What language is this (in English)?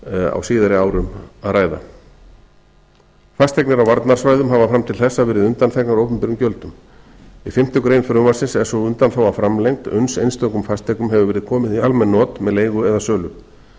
Icelandic